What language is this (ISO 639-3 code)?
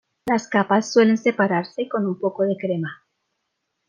spa